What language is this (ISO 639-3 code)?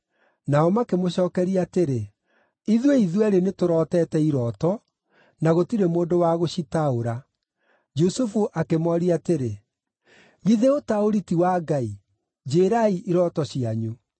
kik